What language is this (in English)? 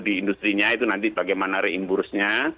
Indonesian